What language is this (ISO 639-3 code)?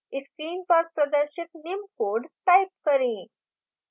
hin